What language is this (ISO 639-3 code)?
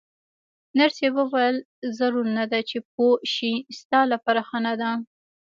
pus